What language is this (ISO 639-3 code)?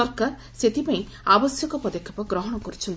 ori